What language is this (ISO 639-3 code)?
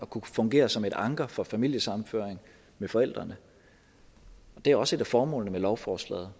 dan